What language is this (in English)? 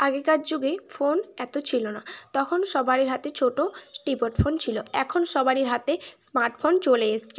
Bangla